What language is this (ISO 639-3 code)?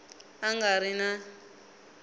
tso